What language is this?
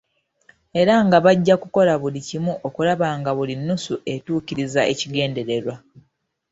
Ganda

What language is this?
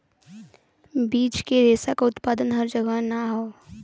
Bhojpuri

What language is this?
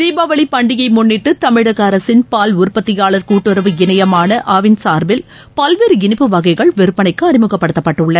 Tamil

